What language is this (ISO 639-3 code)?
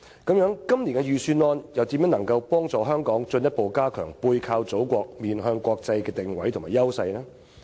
yue